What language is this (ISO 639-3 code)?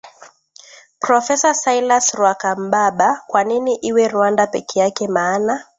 swa